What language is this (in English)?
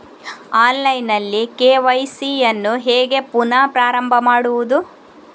Kannada